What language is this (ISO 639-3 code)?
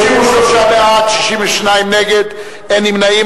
heb